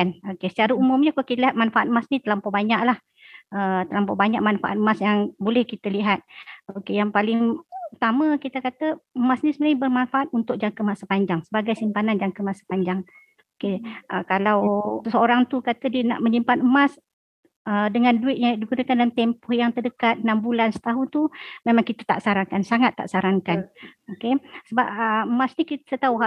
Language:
Malay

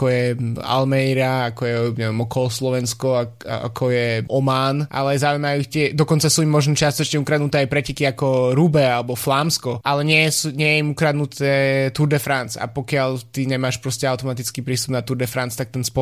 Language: Slovak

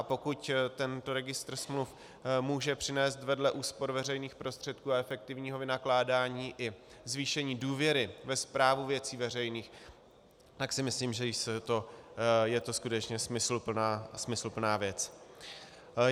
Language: Czech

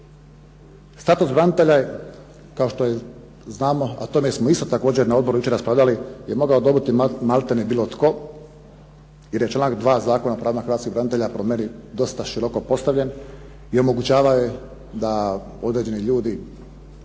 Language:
Croatian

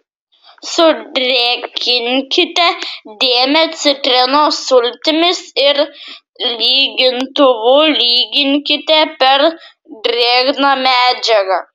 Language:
Lithuanian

